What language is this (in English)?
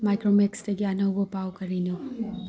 Manipuri